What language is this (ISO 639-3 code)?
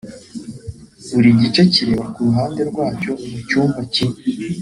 kin